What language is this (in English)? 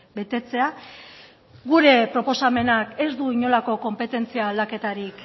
Basque